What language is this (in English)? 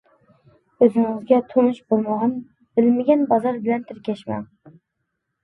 Uyghur